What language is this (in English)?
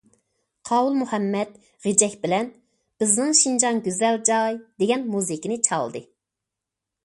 Uyghur